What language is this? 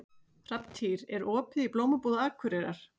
Icelandic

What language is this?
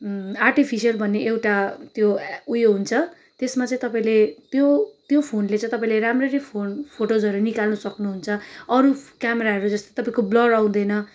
Nepali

